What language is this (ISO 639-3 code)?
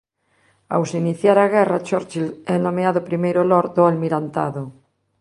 glg